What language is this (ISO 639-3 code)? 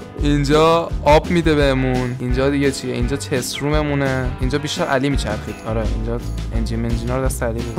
fas